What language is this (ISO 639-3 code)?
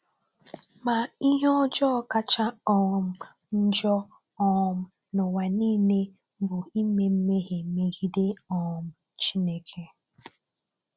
ibo